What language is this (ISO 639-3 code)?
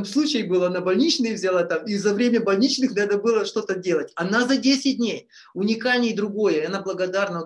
rus